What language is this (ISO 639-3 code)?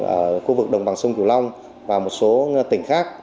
vie